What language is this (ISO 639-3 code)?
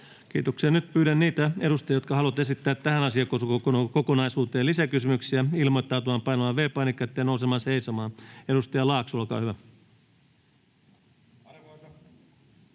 fin